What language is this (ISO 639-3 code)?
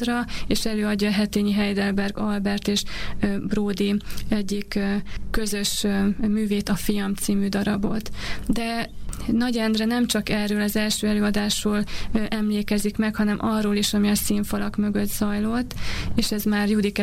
hun